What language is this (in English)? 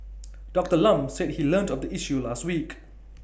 English